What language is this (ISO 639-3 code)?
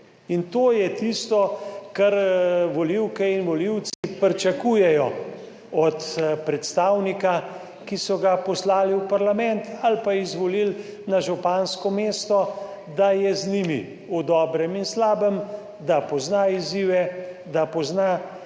slv